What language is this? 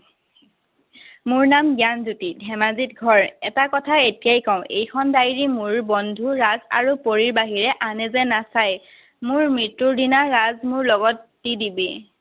Assamese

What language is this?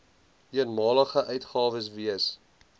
Afrikaans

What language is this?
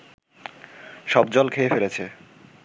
Bangla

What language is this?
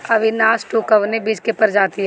Bhojpuri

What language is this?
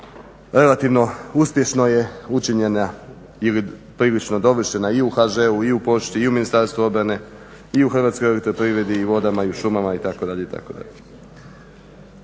Croatian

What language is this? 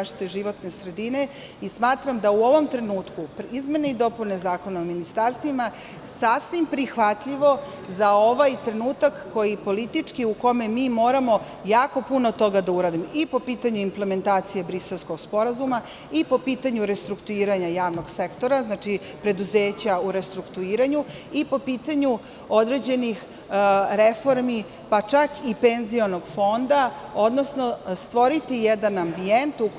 Serbian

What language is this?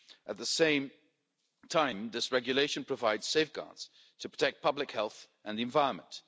English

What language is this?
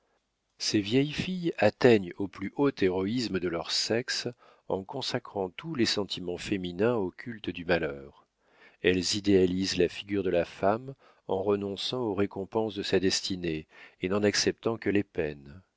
French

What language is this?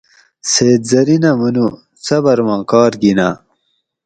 Gawri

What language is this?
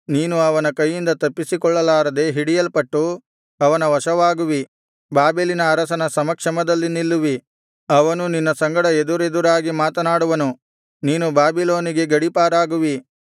Kannada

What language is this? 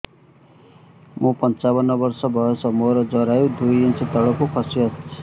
Odia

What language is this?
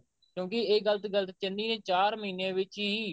Punjabi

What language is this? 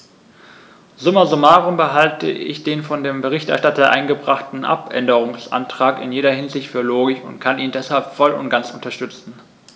German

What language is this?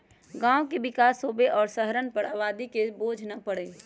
Magahi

